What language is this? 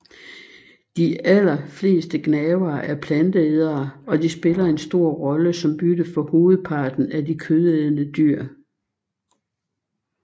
Danish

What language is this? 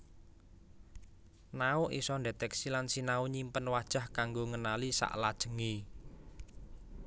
Javanese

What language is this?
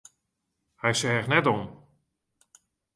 Western Frisian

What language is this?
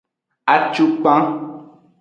Aja (Benin)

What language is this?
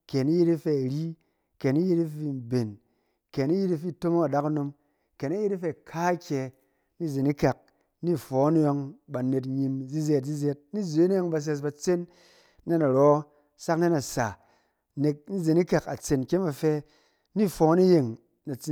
Cen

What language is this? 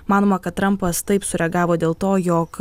Lithuanian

